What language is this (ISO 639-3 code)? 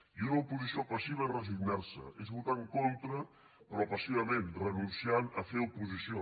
cat